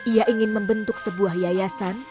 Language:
Indonesian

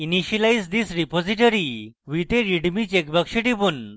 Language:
Bangla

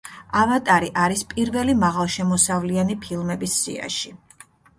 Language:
Georgian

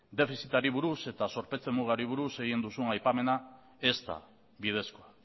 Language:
Basque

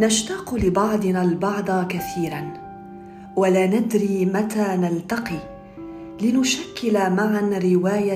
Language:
Arabic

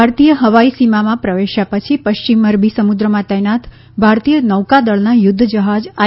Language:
Gujarati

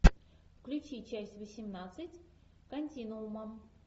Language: Russian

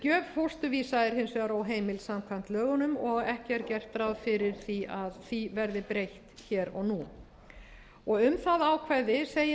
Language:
Icelandic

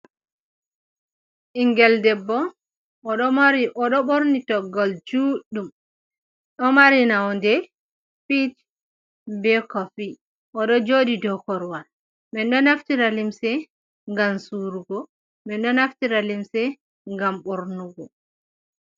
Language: Fula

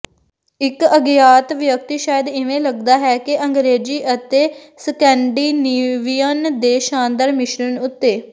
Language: Punjabi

